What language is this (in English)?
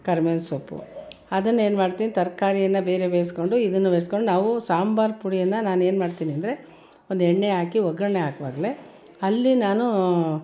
Kannada